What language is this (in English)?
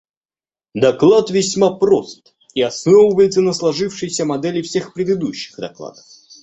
Russian